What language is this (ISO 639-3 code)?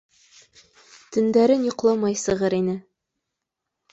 bak